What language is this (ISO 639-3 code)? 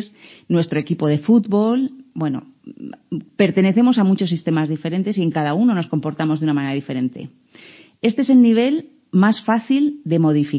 spa